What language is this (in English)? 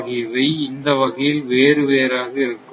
Tamil